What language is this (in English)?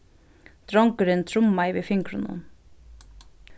Faroese